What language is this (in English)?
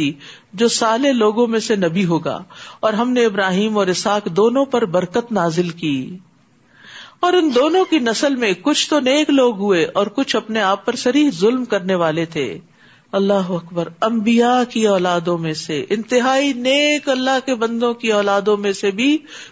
Urdu